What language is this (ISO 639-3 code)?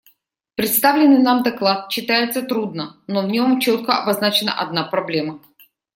rus